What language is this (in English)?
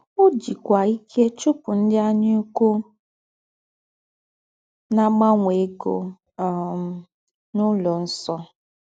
Igbo